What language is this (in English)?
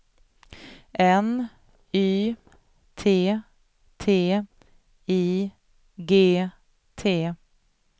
Swedish